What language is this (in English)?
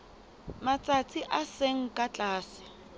Southern Sotho